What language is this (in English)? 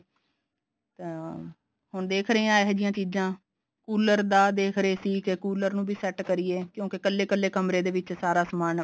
Punjabi